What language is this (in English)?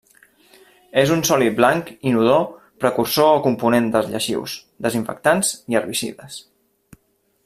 Catalan